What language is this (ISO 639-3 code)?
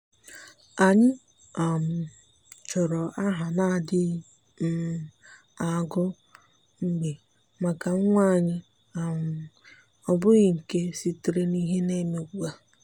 ibo